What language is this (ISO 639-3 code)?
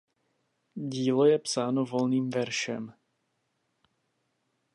ces